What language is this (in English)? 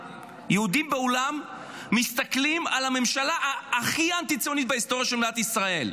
Hebrew